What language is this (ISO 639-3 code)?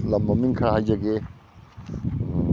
mni